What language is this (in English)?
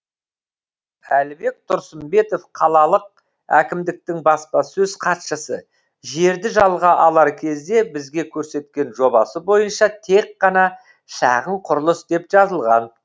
Kazakh